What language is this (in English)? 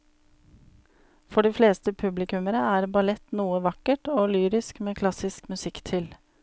Norwegian